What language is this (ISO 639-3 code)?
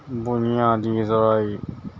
urd